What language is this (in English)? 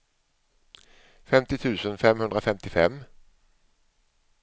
Swedish